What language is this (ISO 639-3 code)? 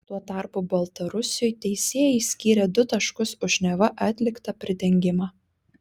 lit